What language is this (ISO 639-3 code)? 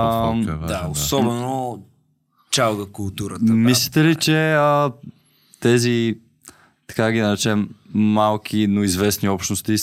bul